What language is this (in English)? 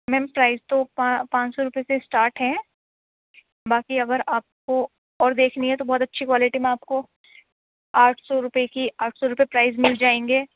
Urdu